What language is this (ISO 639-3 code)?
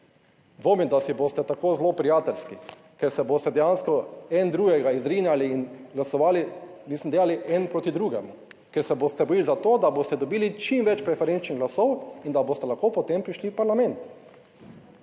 slv